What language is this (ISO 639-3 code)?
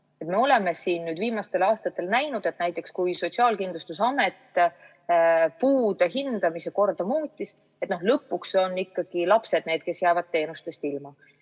est